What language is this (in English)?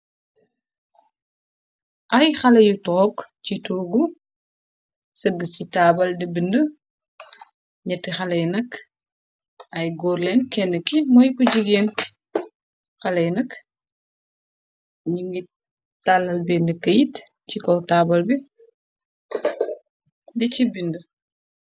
Wolof